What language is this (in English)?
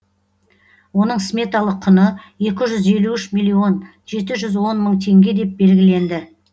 Kazakh